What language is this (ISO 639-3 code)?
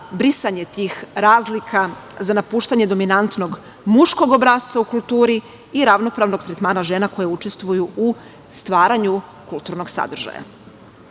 srp